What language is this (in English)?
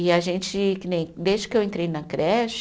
Portuguese